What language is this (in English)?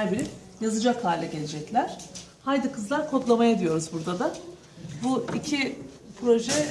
Turkish